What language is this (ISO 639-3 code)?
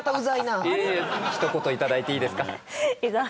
jpn